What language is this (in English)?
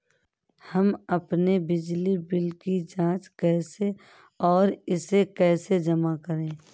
Hindi